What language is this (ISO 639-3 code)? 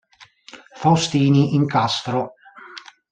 ita